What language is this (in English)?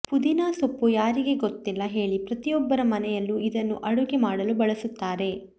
Kannada